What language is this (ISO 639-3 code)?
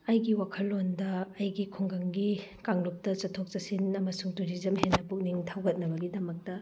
mni